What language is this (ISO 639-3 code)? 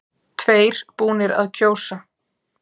isl